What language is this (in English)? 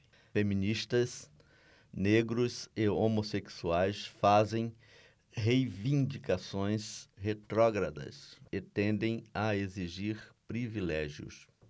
Portuguese